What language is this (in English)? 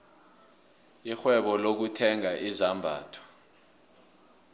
South Ndebele